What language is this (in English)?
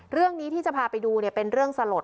Thai